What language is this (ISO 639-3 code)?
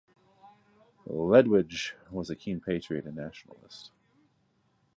eng